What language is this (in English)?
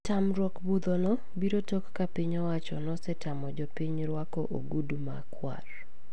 Luo (Kenya and Tanzania)